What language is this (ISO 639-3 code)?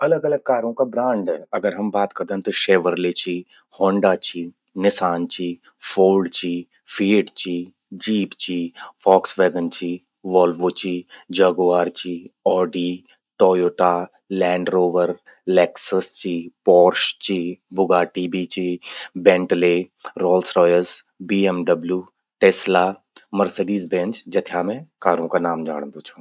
gbm